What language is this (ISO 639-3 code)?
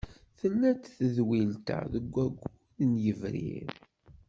kab